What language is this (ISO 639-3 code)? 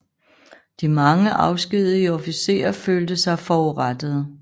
dan